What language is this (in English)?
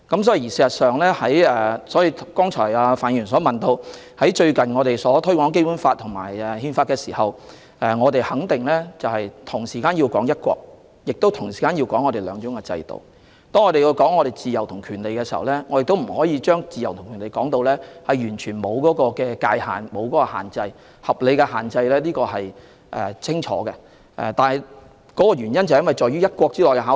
Cantonese